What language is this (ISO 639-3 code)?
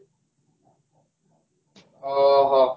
ori